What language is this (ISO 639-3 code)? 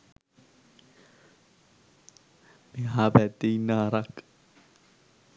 sin